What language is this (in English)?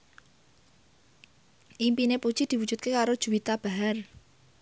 Javanese